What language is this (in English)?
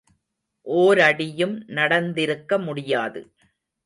Tamil